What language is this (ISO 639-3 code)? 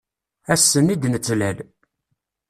kab